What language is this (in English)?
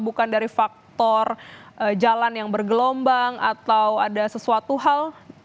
Indonesian